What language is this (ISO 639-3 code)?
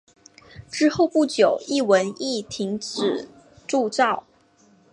zho